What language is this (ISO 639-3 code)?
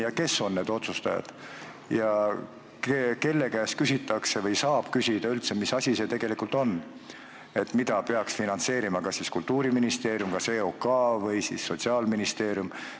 est